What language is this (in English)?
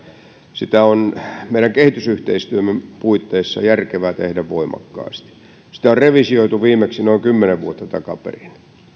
Finnish